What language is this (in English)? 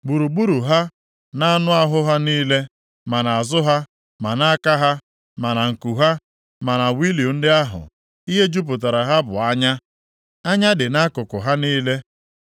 Igbo